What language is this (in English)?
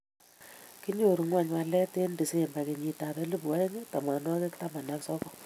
Kalenjin